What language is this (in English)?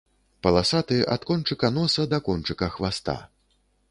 Belarusian